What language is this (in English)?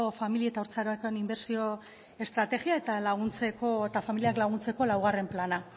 Basque